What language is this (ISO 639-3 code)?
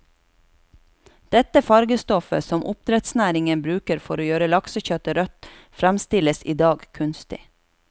nor